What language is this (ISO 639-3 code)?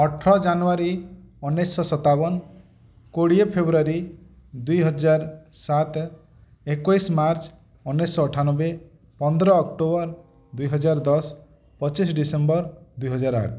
ori